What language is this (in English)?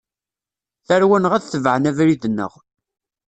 Kabyle